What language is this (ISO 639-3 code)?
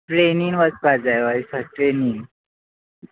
kok